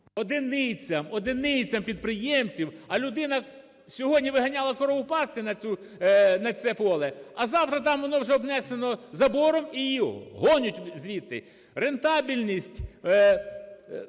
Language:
Ukrainian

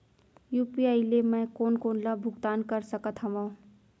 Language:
Chhattisgarhi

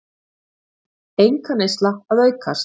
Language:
Icelandic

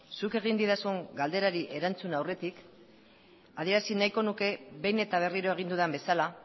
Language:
Basque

